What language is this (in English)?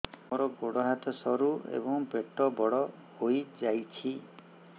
Odia